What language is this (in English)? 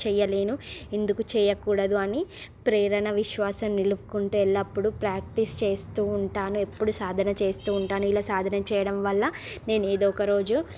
Telugu